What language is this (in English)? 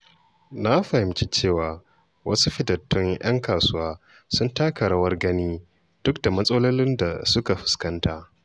Hausa